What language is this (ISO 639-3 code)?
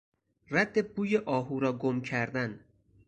fas